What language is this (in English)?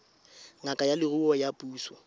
Tswana